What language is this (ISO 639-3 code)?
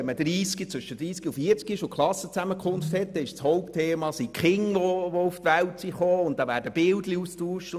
gsw